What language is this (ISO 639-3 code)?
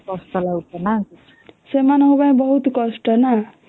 ori